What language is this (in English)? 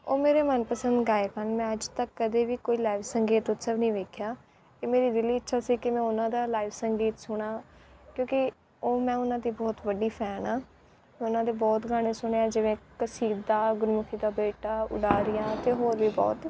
Punjabi